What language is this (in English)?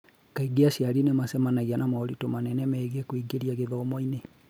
Kikuyu